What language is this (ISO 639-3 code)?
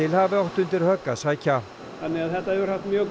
isl